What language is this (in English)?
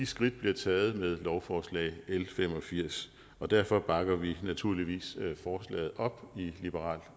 Danish